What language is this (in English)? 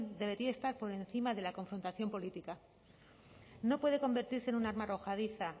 Spanish